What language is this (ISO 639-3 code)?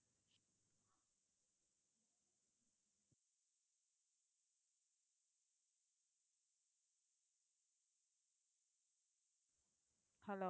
tam